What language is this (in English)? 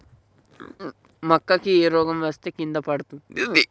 Telugu